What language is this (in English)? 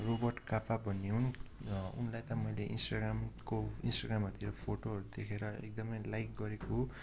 Nepali